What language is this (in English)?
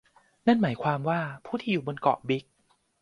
Thai